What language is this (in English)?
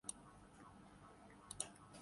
Urdu